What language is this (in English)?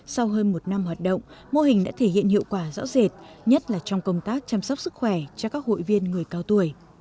Vietnamese